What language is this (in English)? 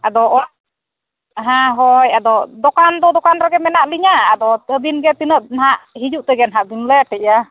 Santali